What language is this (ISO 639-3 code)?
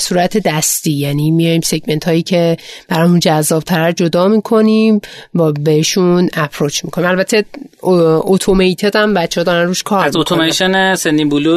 fas